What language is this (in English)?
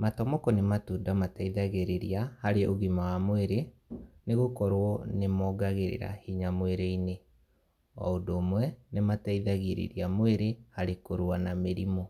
Kikuyu